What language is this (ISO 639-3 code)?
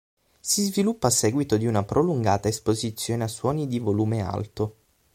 ita